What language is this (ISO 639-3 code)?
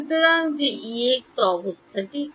ben